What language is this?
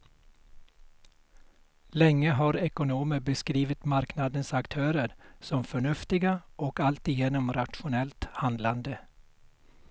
Swedish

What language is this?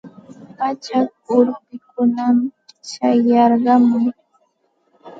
Santa Ana de Tusi Pasco Quechua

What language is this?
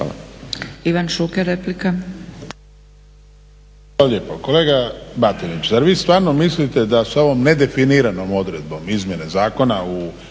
Croatian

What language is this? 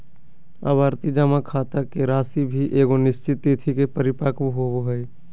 Magahi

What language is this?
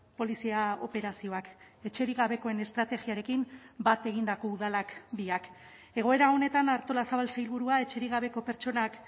Basque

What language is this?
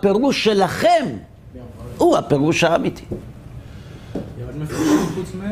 Hebrew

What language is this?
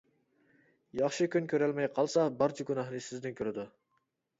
Uyghur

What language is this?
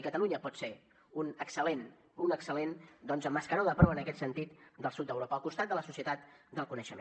Catalan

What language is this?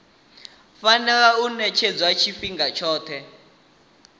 Venda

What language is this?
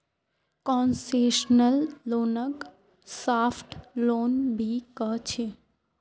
Magahi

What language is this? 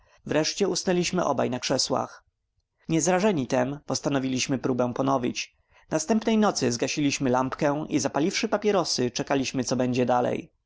Polish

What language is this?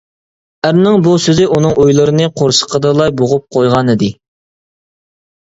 Uyghur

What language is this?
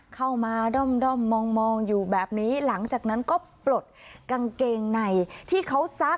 Thai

